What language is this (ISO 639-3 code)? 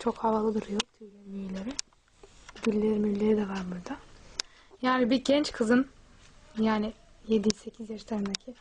tur